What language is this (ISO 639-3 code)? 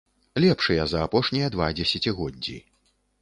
bel